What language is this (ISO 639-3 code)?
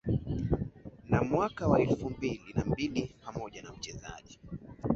swa